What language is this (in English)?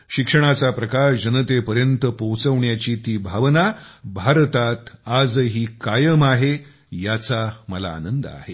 Marathi